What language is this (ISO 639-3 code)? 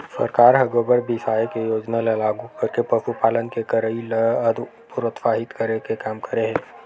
hne